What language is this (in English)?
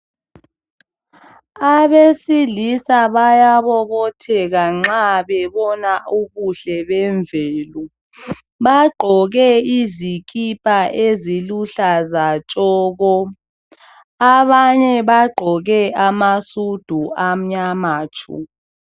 North Ndebele